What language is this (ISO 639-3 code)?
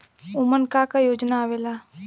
bho